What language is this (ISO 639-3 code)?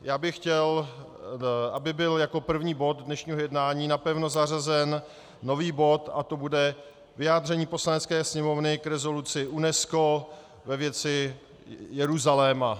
ces